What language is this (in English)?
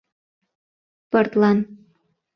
Mari